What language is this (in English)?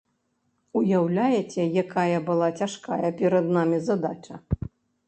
Belarusian